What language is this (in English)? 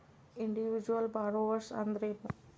Kannada